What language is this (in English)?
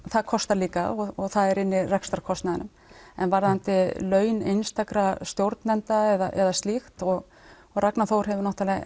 Icelandic